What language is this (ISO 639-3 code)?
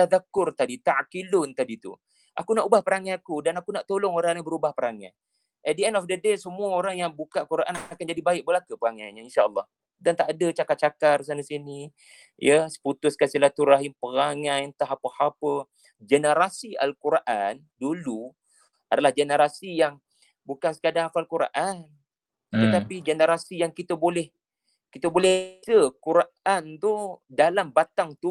msa